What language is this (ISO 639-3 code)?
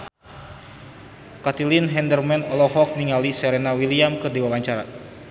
sun